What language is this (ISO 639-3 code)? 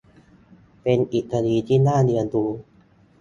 tha